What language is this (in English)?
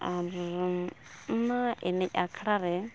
Santali